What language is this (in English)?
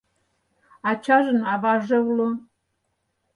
Mari